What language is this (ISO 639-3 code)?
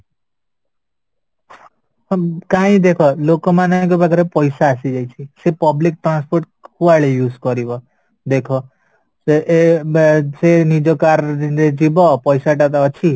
ori